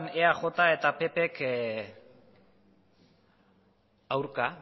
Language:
Basque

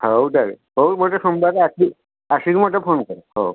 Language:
Odia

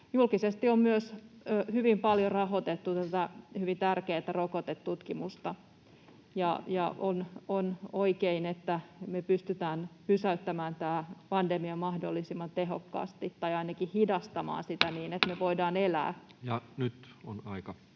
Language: Finnish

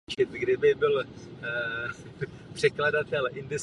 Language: Czech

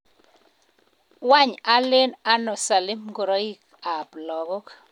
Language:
Kalenjin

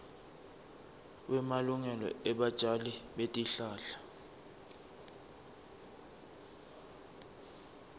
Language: Swati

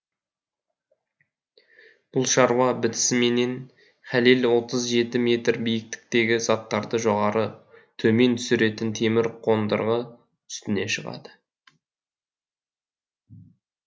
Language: Kazakh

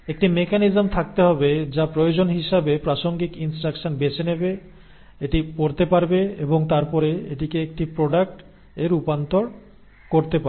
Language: Bangla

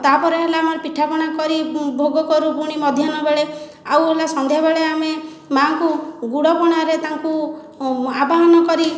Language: Odia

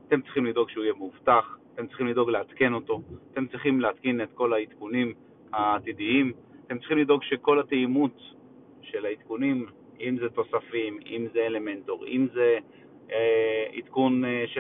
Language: Hebrew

